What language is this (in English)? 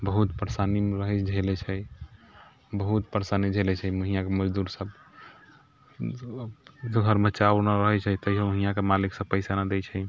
Maithili